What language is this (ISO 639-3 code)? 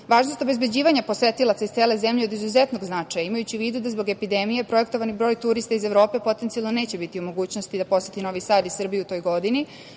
srp